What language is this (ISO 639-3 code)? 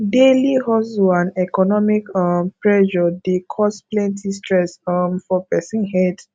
pcm